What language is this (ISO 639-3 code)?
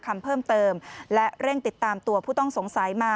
tha